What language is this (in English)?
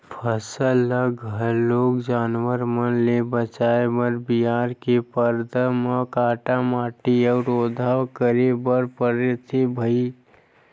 Chhattisgarhi